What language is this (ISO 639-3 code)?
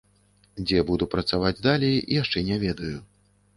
bel